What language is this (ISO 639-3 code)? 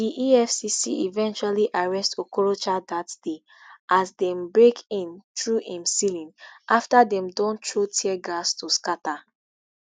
pcm